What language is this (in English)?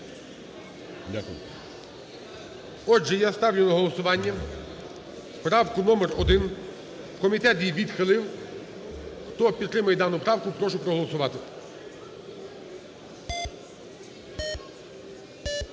Ukrainian